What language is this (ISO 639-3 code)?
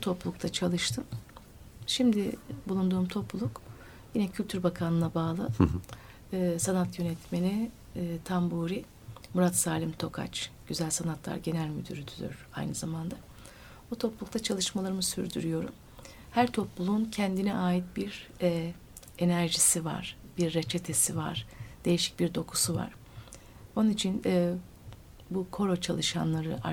tur